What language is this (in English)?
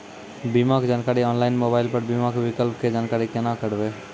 Maithili